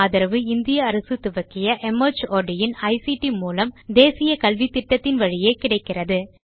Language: Tamil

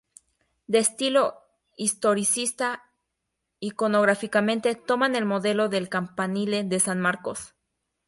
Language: Spanish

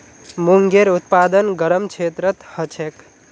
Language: Magahi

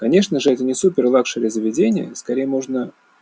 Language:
Russian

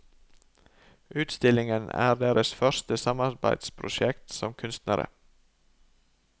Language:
Norwegian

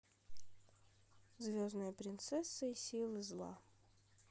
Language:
Russian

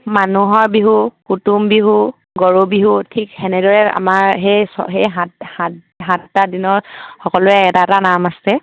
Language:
Assamese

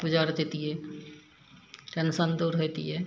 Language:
Maithili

